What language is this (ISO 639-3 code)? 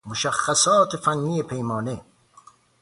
fas